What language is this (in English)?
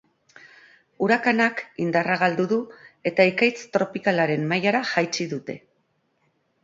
Basque